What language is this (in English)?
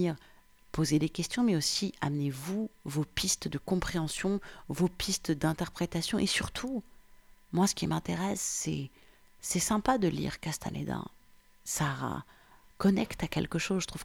French